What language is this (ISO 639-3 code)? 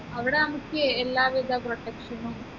mal